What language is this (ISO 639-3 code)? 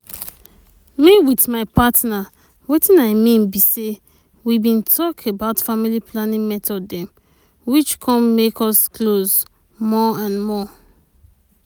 pcm